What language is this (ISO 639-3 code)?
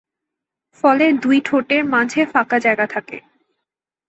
ben